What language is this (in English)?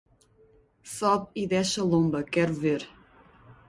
Portuguese